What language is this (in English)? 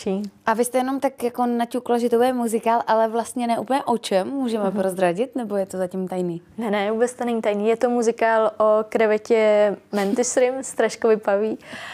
Czech